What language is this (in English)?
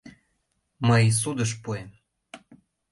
Mari